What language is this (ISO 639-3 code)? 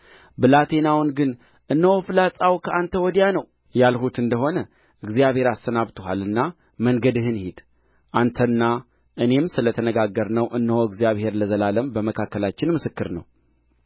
amh